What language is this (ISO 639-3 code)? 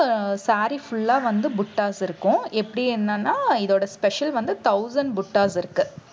tam